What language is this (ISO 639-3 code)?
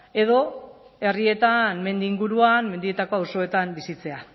eus